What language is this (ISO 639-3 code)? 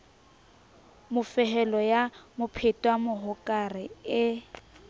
sot